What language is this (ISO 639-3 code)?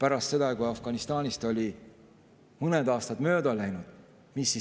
est